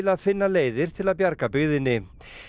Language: Icelandic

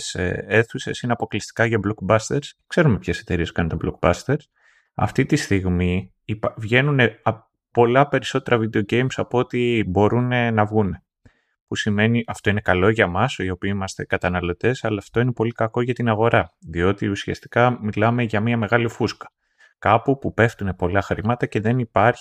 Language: Greek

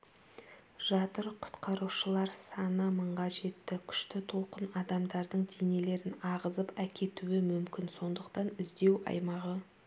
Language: Kazakh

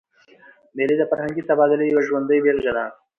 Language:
Pashto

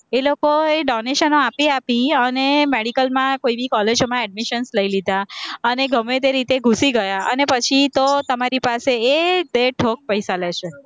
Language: Gujarati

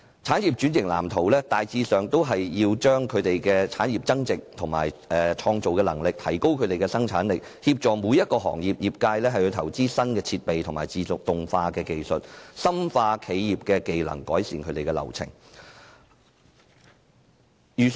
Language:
Cantonese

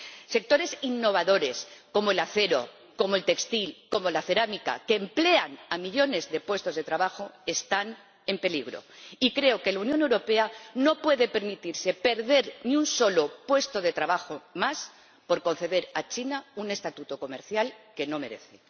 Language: Spanish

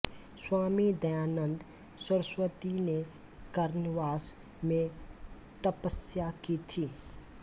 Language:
Hindi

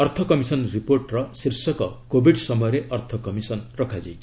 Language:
Odia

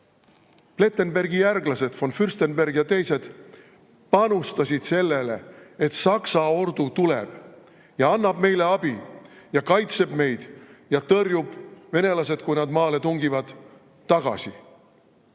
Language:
Estonian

